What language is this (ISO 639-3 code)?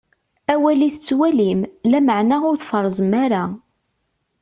kab